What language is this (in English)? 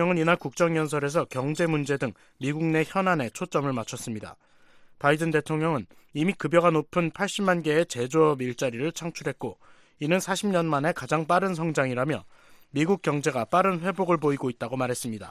Korean